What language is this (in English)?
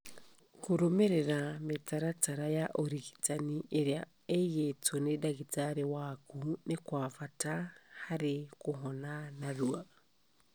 Kikuyu